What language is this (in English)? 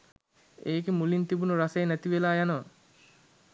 Sinhala